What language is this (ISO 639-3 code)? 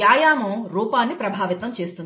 tel